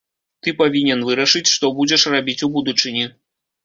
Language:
Belarusian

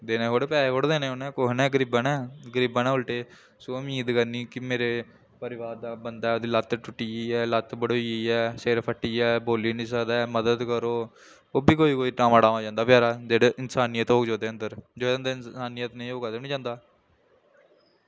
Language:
Dogri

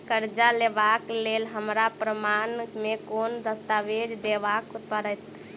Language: Maithili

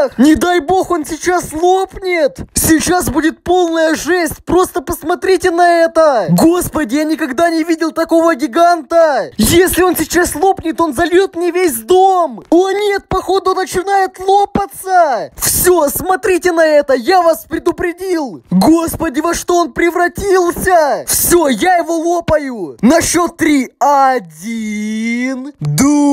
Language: Russian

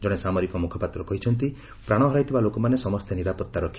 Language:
Odia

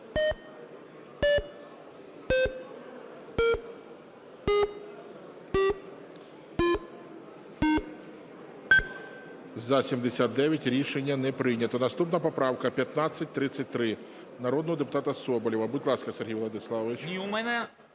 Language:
Ukrainian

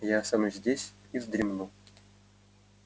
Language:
Russian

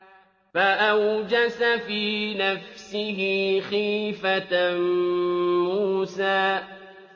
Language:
Arabic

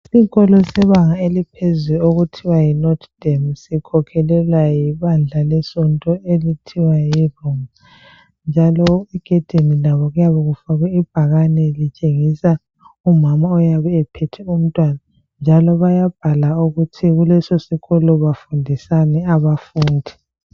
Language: North Ndebele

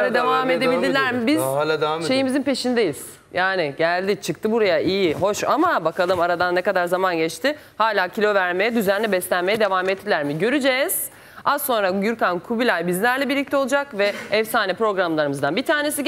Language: Turkish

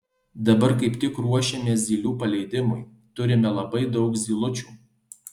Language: Lithuanian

